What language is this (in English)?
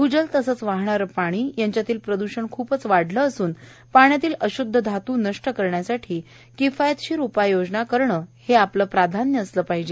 Marathi